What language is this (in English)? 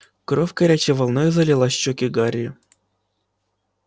Russian